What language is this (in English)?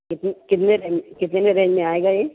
Urdu